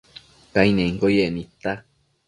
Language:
Matsés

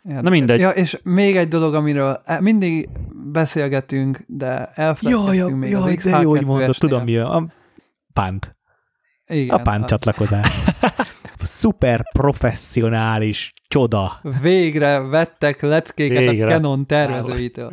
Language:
Hungarian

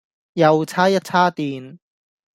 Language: Cantonese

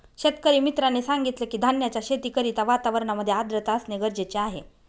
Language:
Marathi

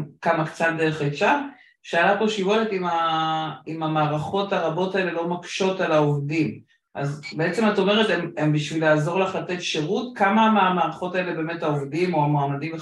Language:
Hebrew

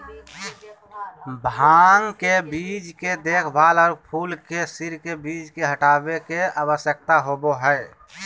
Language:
Magahi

